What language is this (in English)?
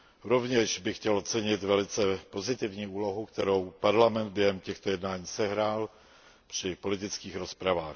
Czech